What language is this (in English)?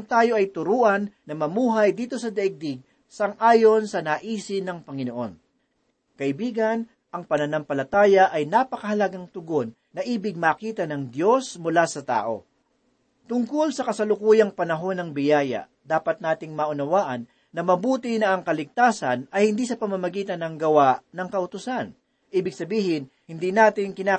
Filipino